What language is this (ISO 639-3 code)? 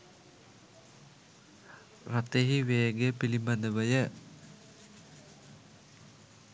sin